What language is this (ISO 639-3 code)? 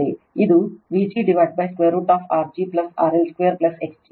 kan